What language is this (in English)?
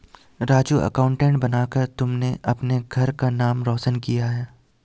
Hindi